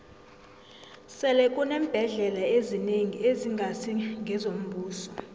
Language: South Ndebele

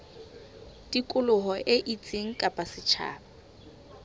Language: Southern Sotho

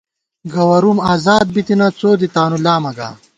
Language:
Gawar-Bati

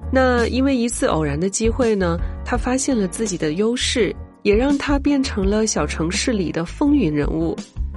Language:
Chinese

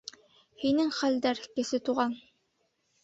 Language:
Bashkir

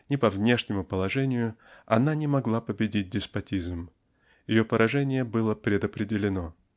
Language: Russian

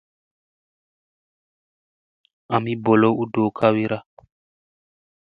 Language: Musey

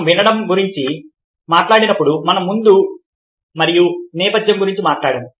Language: Telugu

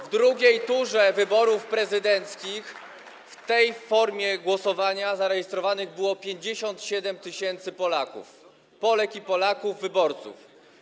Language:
Polish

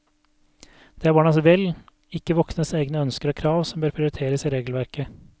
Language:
Norwegian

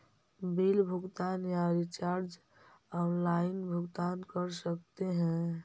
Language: Magahi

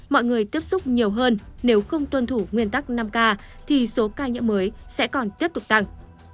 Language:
Vietnamese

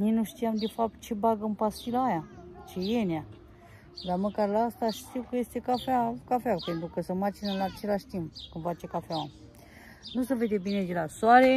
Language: Romanian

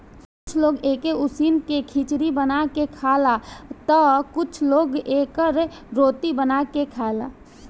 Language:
Bhojpuri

